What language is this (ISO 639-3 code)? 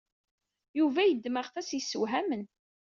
kab